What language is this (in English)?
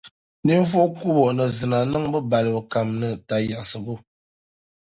Dagbani